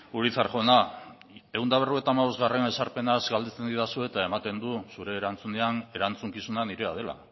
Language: Basque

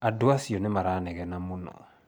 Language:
Kikuyu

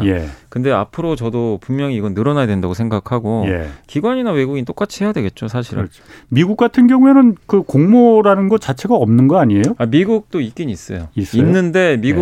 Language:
Korean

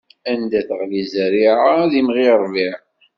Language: Kabyle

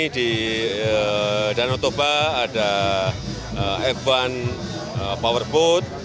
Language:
Indonesian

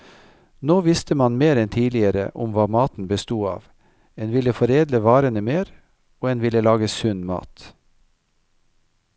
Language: Norwegian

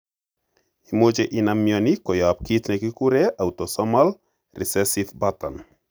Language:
Kalenjin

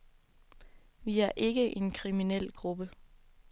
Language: Danish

